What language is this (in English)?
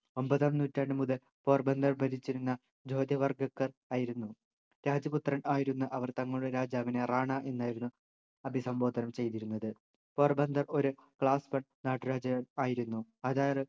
Malayalam